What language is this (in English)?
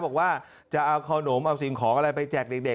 Thai